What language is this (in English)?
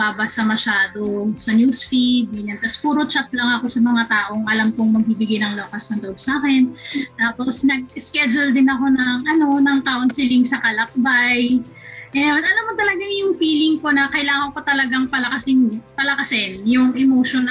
Filipino